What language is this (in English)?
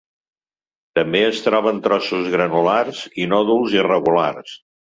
Catalan